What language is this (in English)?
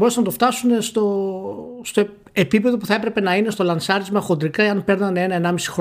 Greek